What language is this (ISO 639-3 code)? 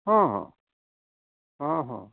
ori